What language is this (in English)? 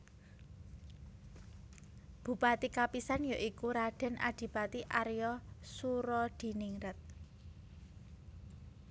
Javanese